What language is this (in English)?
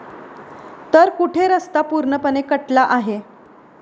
Marathi